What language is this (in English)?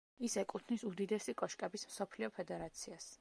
Georgian